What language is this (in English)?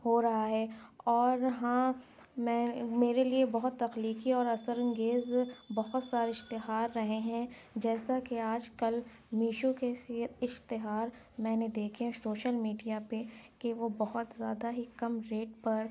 Urdu